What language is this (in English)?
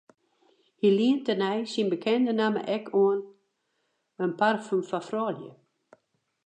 Western Frisian